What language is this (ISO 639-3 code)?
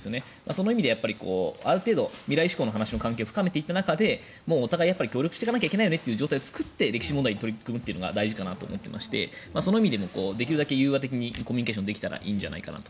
jpn